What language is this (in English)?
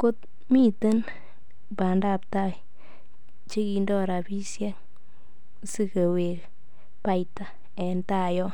Kalenjin